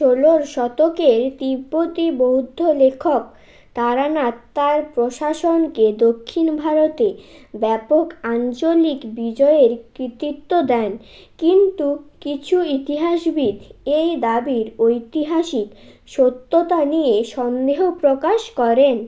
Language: Bangla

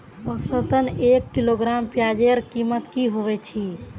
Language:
Magahi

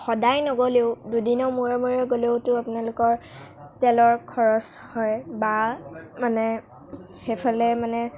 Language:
Assamese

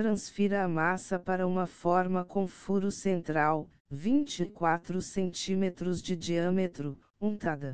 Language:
Portuguese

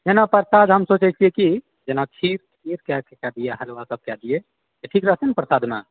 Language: Maithili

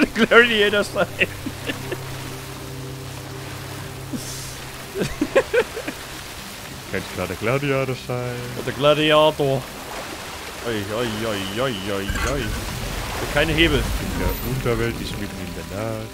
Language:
German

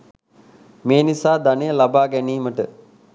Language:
Sinhala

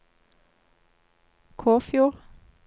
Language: Norwegian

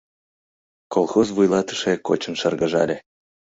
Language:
Mari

